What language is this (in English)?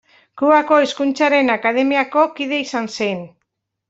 Basque